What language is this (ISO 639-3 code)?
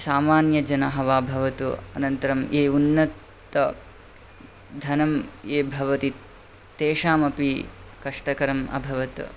san